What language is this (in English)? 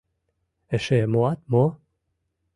Mari